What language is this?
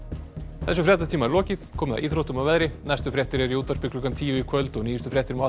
Icelandic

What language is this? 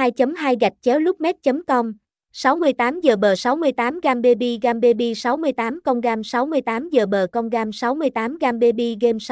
Vietnamese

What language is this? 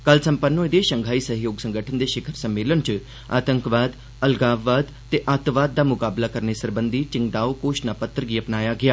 Dogri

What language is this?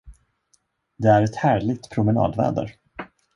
Swedish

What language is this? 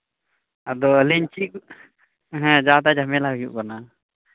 Santali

